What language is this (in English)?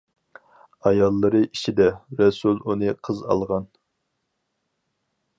Uyghur